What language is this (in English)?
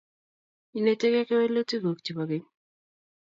Kalenjin